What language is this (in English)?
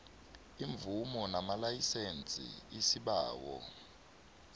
South Ndebele